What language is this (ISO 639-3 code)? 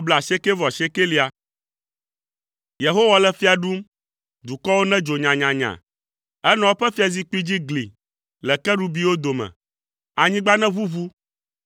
ewe